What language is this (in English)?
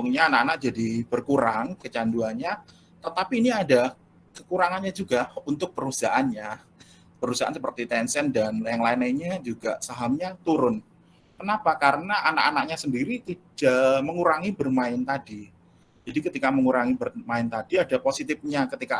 Indonesian